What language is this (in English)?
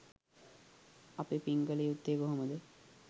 Sinhala